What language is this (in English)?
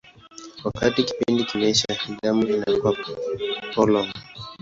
Swahili